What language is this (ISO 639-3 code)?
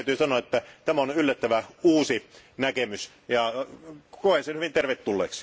fin